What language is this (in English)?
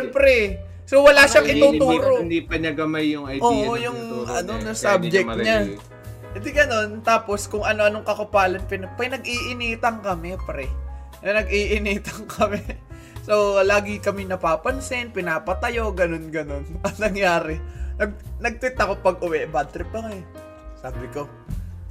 Filipino